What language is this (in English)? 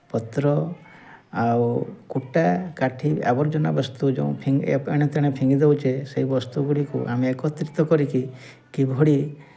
Odia